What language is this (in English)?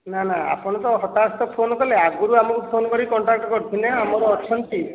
Odia